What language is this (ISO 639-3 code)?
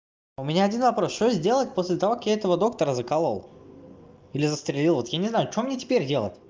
rus